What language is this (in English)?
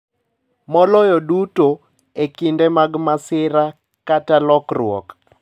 Luo (Kenya and Tanzania)